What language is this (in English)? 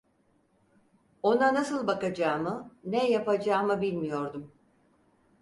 Turkish